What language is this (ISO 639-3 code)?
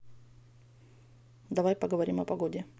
rus